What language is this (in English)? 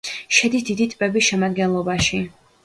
Georgian